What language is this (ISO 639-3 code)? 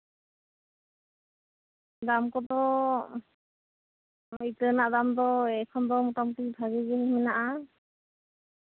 sat